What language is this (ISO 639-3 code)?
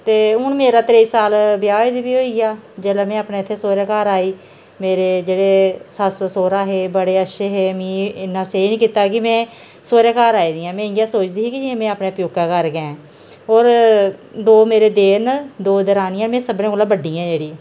doi